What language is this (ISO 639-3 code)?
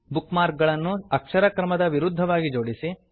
kan